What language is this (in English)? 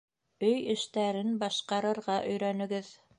Bashkir